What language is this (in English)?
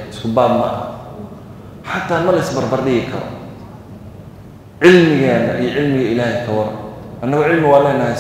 Arabic